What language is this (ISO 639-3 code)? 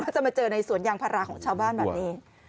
tha